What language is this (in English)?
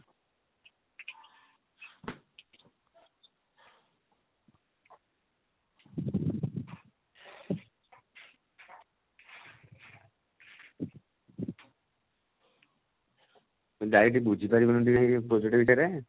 Odia